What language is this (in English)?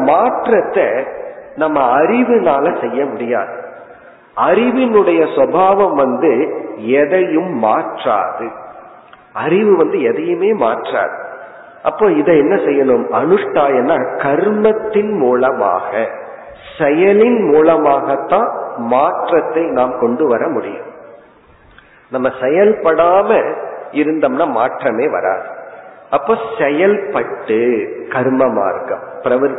Tamil